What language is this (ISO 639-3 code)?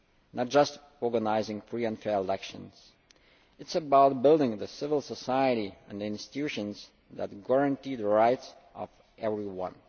eng